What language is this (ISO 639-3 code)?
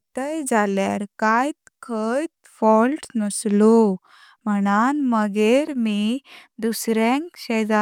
kok